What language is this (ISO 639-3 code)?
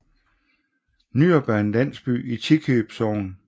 dan